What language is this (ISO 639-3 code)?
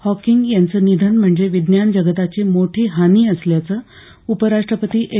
mar